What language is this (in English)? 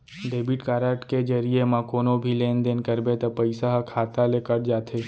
Chhattisgarhi